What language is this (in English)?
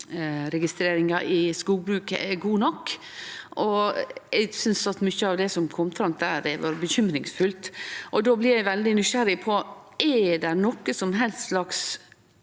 Norwegian